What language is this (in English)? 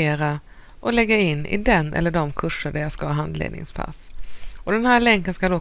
Swedish